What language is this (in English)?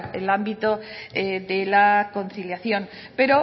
Spanish